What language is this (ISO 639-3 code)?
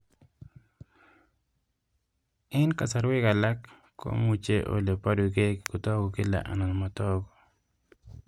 kln